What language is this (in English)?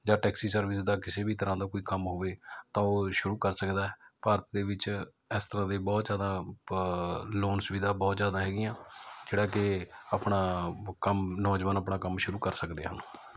Punjabi